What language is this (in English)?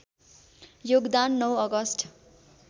Nepali